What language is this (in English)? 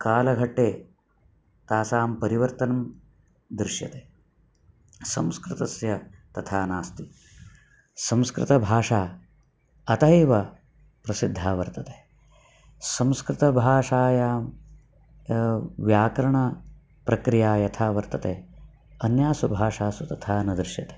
Sanskrit